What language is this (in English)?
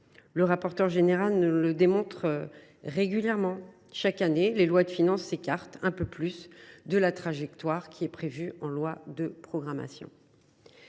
French